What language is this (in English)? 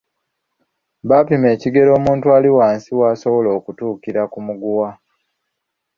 Ganda